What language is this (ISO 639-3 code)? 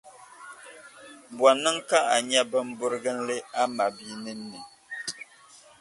dag